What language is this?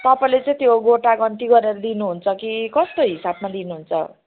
Nepali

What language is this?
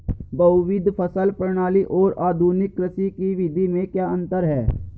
Hindi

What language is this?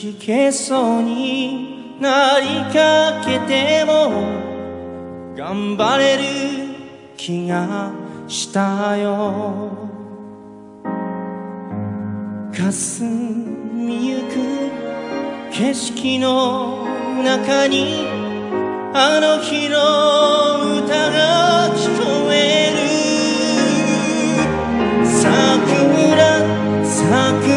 Korean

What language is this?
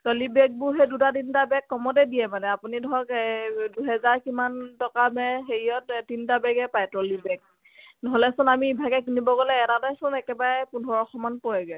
Assamese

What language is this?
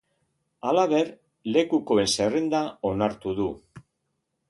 Basque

